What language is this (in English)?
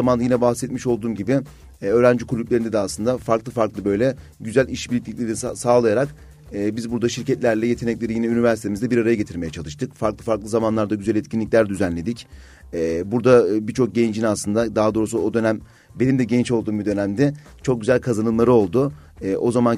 Turkish